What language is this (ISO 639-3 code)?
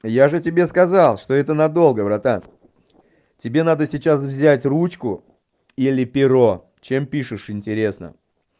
rus